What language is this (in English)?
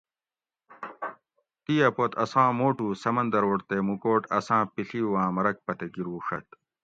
Gawri